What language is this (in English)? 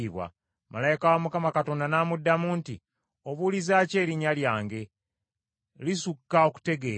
Ganda